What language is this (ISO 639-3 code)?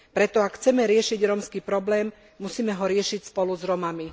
slk